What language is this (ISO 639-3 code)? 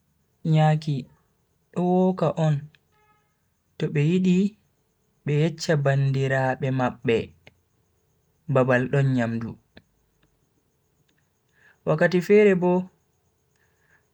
fui